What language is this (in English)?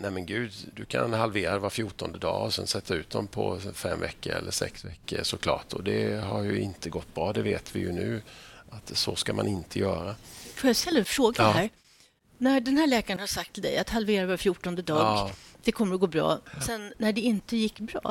Swedish